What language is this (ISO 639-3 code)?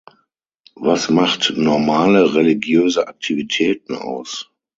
deu